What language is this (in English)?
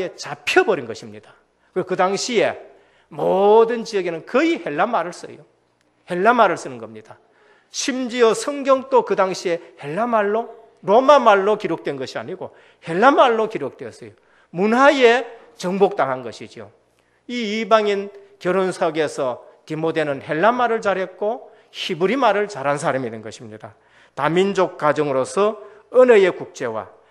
Korean